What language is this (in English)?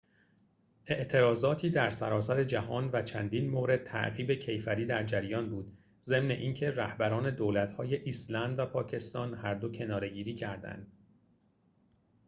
Persian